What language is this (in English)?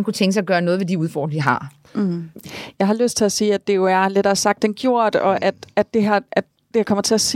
Danish